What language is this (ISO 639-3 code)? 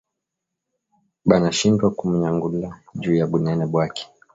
swa